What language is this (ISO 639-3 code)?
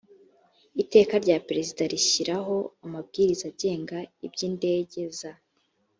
kin